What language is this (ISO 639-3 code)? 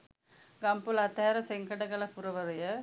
sin